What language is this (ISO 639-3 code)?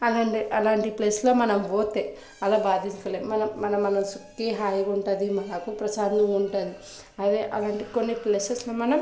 tel